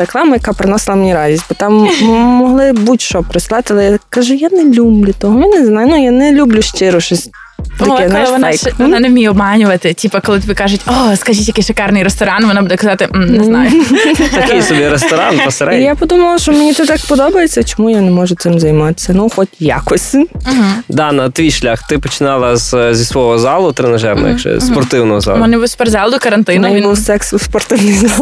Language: Ukrainian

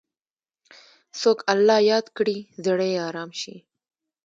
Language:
Pashto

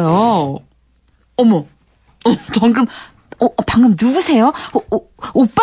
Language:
Korean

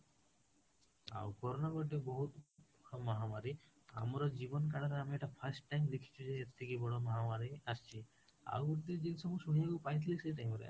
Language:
Odia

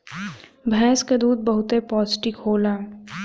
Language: Bhojpuri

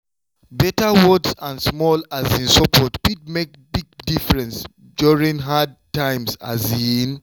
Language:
Nigerian Pidgin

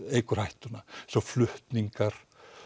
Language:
Icelandic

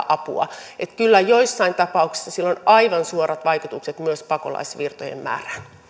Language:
Finnish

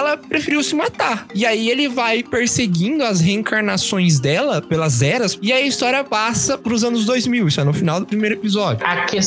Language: Portuguese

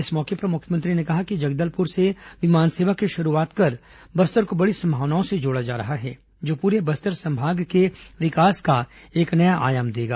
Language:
Hindi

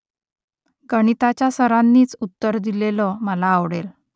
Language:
Marathi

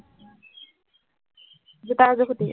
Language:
Assamese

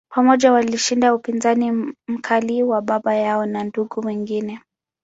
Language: Swahili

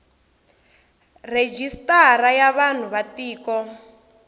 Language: Tsonga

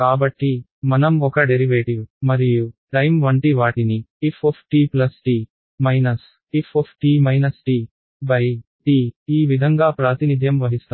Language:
Telugu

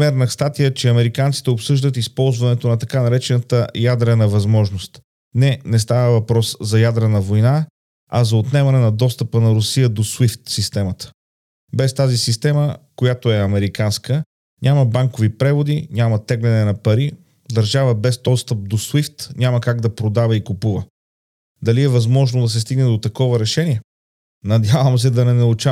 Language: Bulgarian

